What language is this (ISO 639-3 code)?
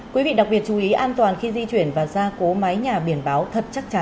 vie